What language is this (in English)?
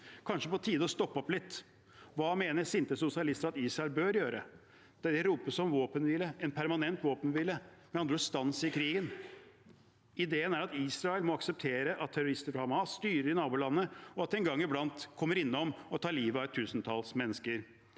Norwegian